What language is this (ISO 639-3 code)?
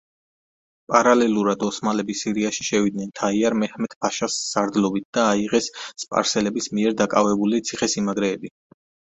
kat